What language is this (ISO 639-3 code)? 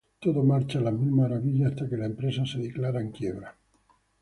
spa